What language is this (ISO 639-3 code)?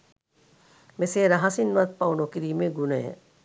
sin